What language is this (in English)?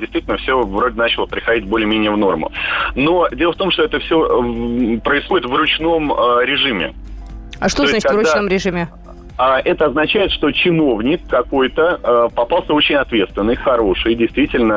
Russian